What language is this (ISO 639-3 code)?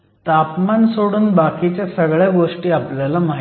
mar